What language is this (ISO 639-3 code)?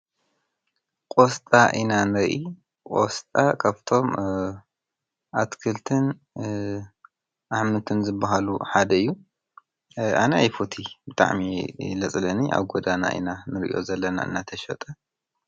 tir